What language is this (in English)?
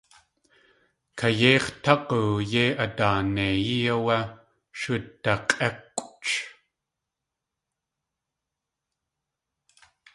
Tlingit